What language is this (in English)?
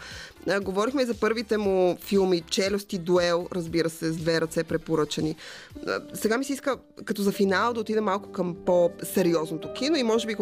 Bulgarian